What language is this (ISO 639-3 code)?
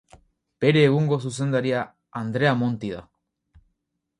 eus